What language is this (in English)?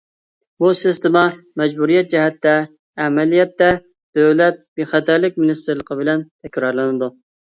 Uyghur